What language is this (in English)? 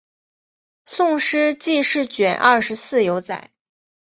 Chinese